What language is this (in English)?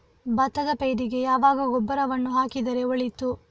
Kannada